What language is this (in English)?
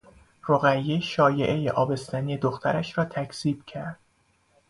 Persian